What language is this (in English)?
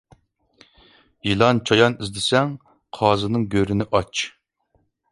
Uyghur